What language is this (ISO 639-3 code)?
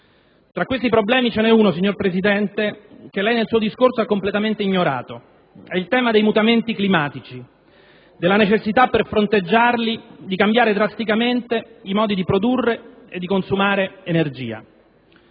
ita